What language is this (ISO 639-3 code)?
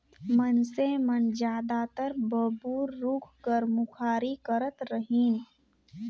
hne